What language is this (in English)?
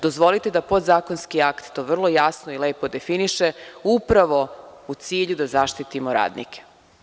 Serbian